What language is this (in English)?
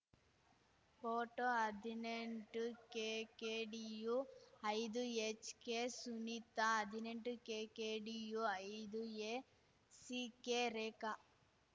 Kannada